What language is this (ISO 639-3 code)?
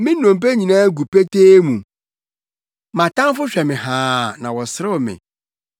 aka